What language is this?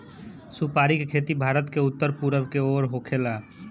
Bhojpuri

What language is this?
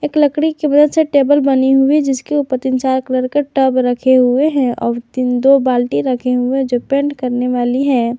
Hindi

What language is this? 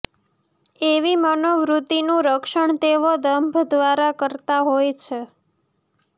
Gujarati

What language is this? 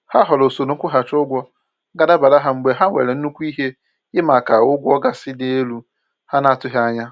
Igbo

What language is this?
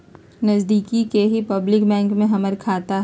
Magahi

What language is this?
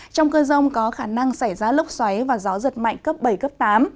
Vietnamese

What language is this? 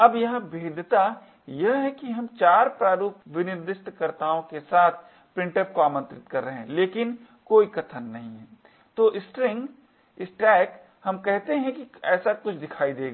Hindi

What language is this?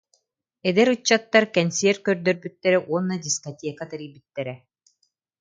Yakut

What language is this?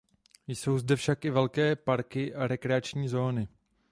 Czech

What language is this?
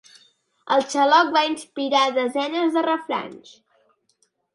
Catalan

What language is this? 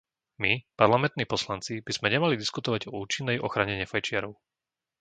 Slovak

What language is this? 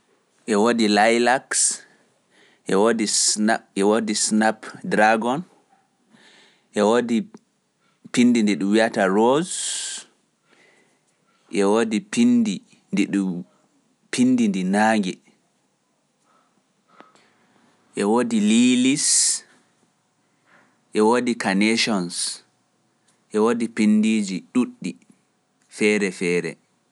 Pular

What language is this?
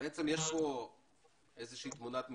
Hebrew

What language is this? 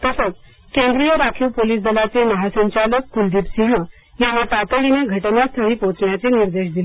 Marathi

